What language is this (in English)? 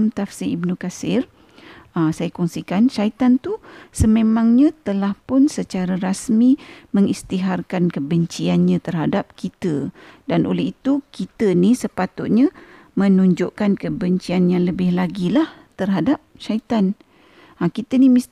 Malay